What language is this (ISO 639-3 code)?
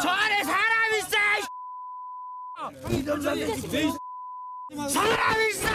kor